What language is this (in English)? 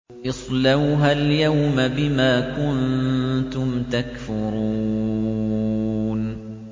Arabic